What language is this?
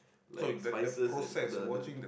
English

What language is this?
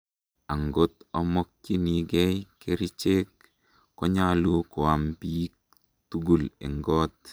Kalenjin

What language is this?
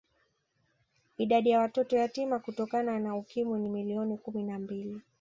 Swahili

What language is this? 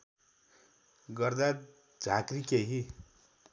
Nepali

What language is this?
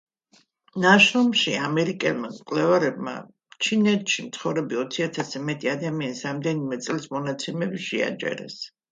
Georgian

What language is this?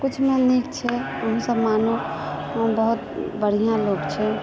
Maithili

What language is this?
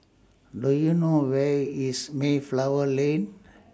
English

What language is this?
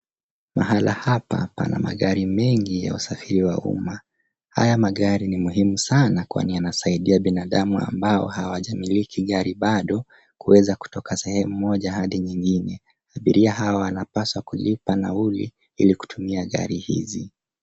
Swahili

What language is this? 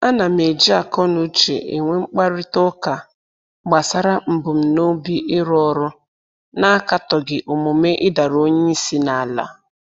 Igbo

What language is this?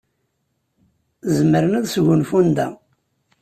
Kabyle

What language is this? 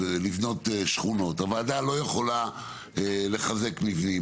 Hebrew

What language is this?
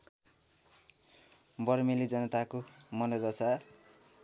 Nepali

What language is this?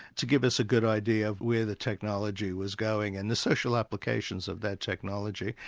English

